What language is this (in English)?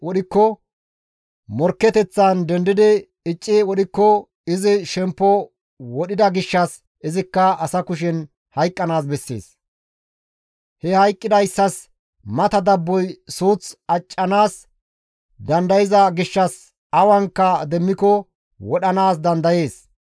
Gamo